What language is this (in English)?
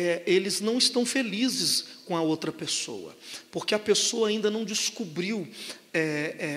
Portuguese